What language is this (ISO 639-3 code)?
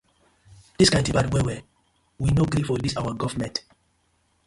pcm